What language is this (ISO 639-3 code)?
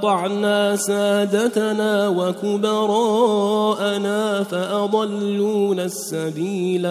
ara